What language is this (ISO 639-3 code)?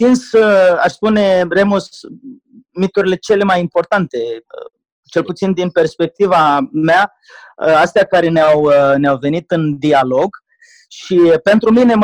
ron